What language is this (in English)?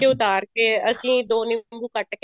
Punjabi